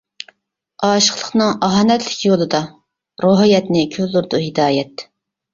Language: Uyghur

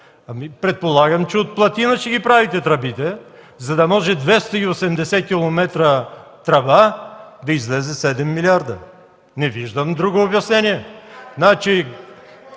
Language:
Bulgarian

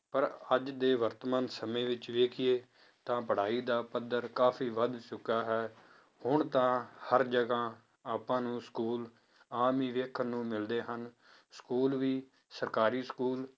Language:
Punjabi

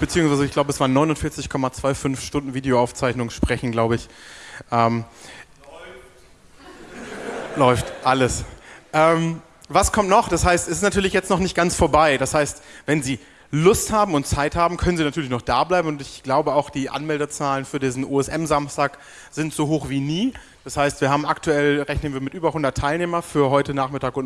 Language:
German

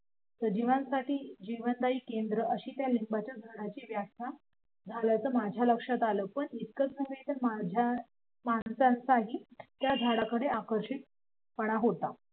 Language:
Marathi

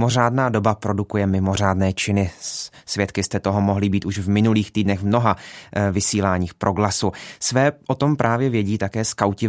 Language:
Czech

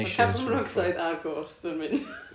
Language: Welsh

